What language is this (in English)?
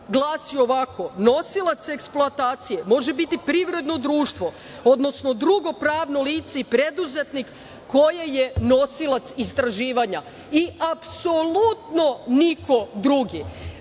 Serbian